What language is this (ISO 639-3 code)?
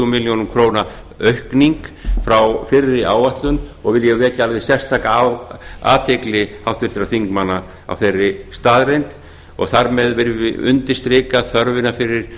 isl